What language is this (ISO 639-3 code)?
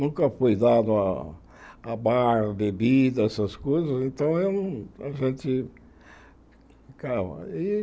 por